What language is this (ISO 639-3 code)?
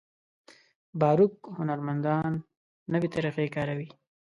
pus